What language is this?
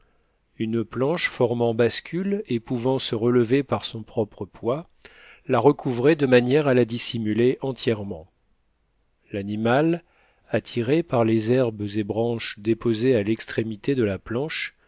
French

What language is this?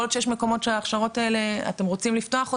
Hebrew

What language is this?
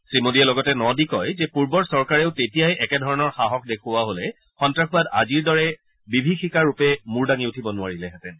Assamese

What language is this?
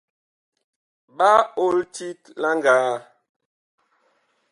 Bakoko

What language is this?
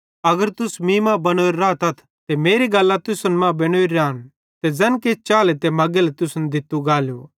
Bhadrawahi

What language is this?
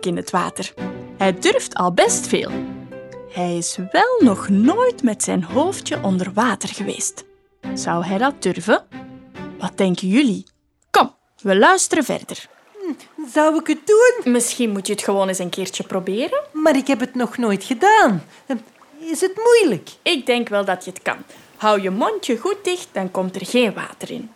Dutch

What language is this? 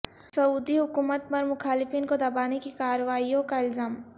Urdu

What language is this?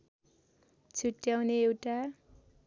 Nepali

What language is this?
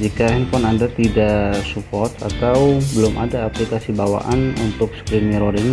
Indonesian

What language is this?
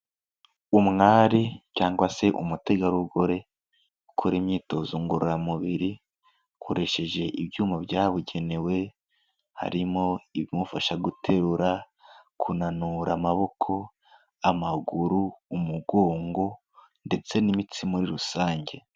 Kinyarwanda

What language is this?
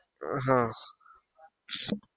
Gujarati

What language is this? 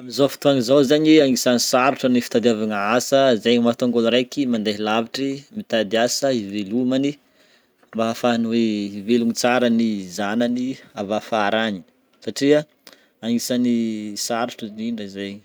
Northern Betsimisaraka Malagasy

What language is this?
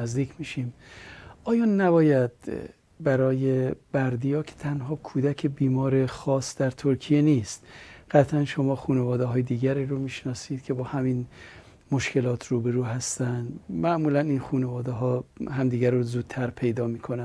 Persian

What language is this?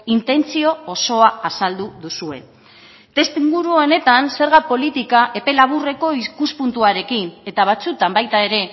Basque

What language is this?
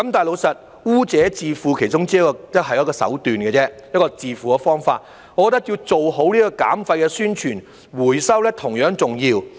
Cantonese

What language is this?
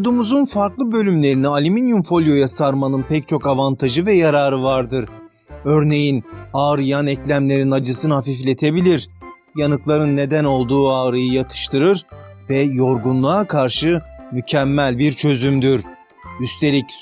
Turkish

